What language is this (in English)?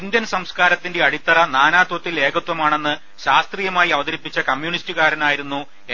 Malayalam